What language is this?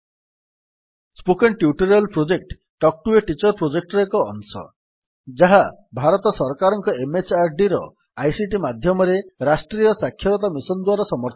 Odia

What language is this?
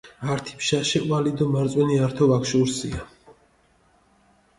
Mingrelian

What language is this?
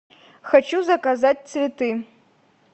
Russian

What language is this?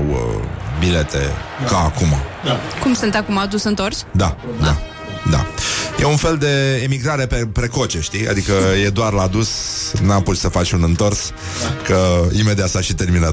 Romanian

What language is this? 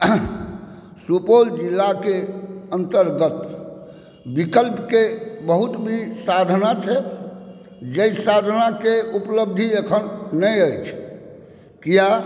Maithili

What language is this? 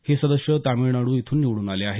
Marathi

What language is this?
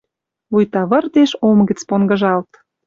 Western Mari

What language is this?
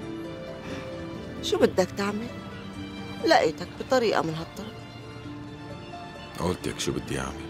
Arabic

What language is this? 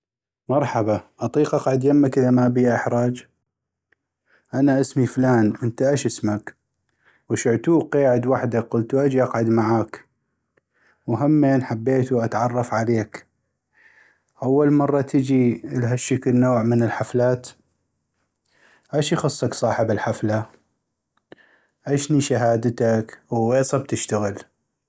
North Mesopotamian Arabic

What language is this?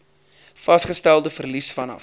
Afrikaans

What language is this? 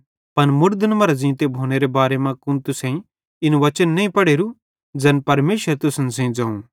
Bhadrawahi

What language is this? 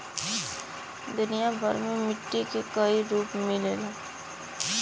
Bhojpuri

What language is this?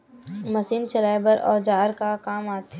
Chhattisgarhi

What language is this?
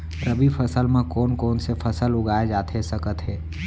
Chhattisgarhi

